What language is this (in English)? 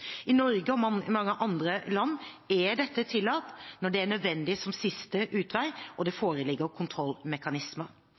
Norwegian Bokmål